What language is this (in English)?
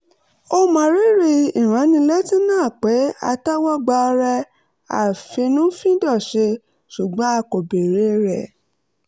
Yoruba